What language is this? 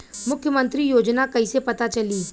Bhojpuri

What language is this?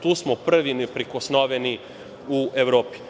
Serbian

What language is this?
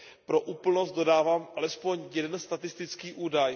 Czech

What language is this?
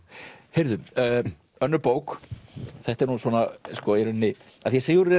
Icelandic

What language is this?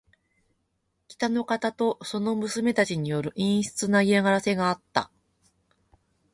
Japanese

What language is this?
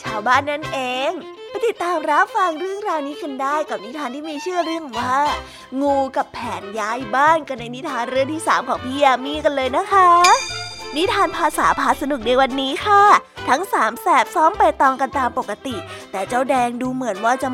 Thai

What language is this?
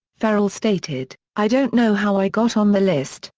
English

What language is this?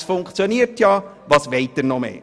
Swiss German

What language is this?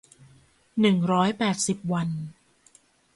Thai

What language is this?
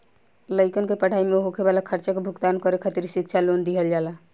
Bhojpuri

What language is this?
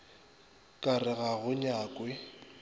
Northern Sotho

